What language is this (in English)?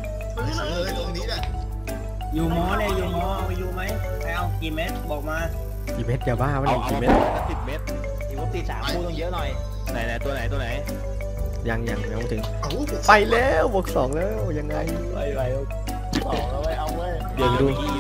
Thai